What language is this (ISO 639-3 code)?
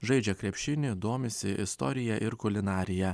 lit